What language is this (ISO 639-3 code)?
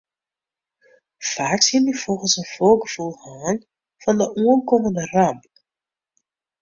fry